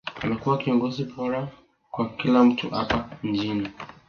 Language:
Swahili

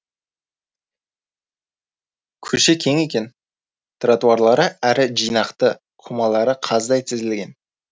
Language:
Kazakh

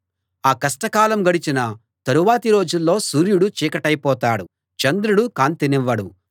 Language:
Telugu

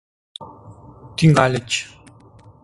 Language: Mari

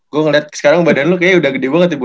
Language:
Indonesian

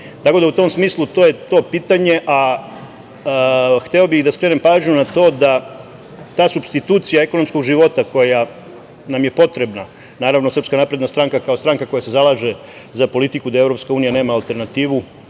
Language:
Serbian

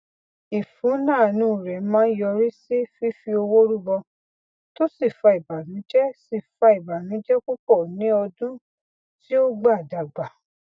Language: Yoruba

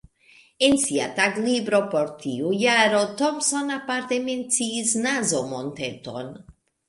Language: Esperanto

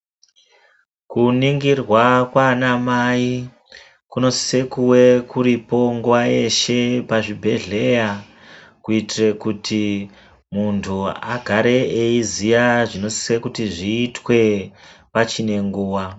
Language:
Ndau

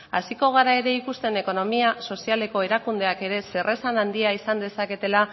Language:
Basque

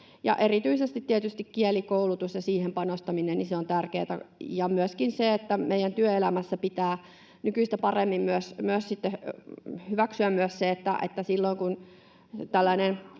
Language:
Finnish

